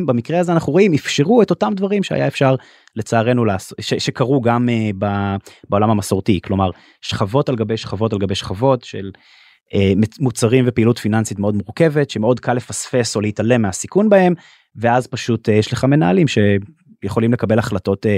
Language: Hebrew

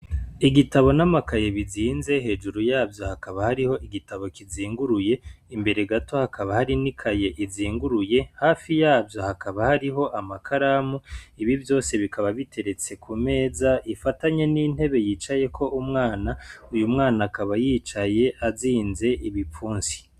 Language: Rundi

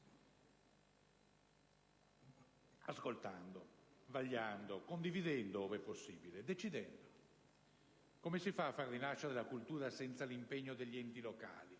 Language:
Italian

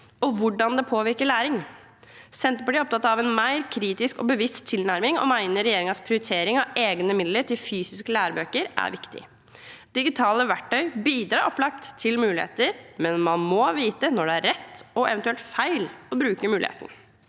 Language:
Norwegian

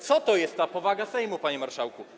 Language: Polish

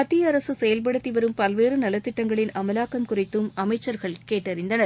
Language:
Tamil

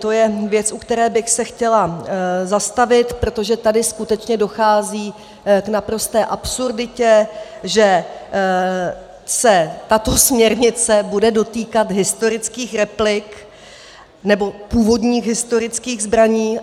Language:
Czech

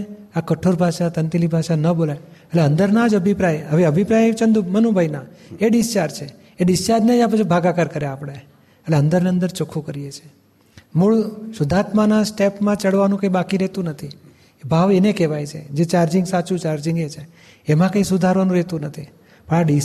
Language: Gujarati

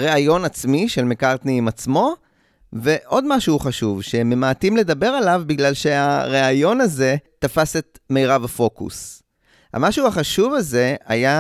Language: Hebrew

